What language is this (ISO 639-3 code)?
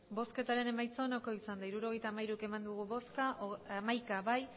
eus